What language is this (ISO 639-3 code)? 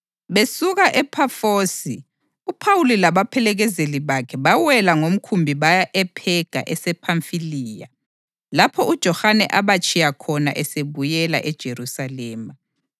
nde